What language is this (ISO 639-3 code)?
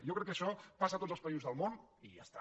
cat